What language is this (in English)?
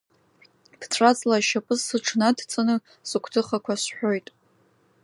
Abkhazian